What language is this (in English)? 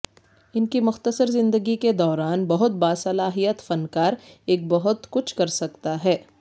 Urdu